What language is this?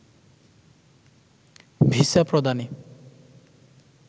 Bangla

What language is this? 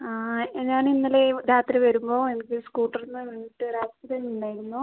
Malayalam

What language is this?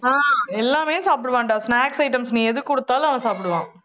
Tamil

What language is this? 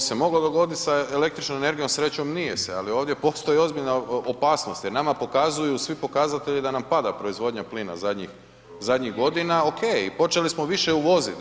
Croatian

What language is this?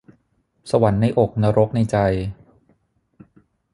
Thai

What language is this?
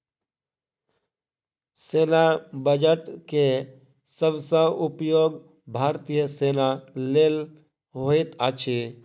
Maithili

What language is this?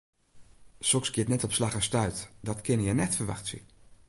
Western Frisian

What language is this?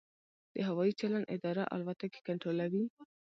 Pashto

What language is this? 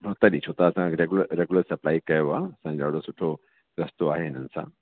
Sindhi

